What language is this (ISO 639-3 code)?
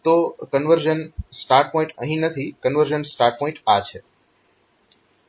guj